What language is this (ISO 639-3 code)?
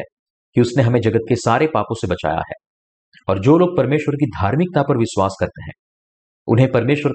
hin